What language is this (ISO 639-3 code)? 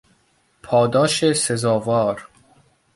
fas